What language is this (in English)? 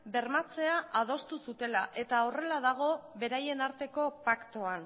Basque